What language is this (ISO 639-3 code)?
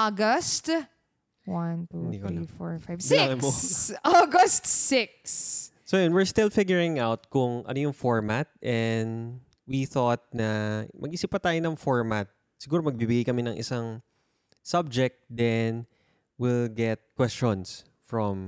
fil